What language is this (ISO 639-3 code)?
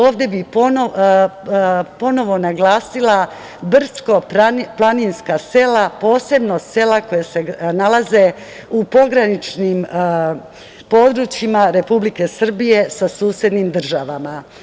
srp